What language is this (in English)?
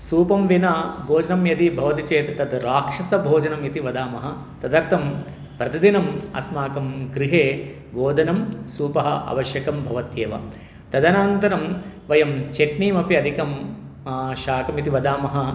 Sanskrit